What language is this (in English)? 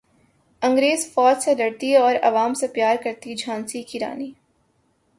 Urdu